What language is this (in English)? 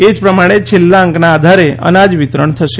Gujarati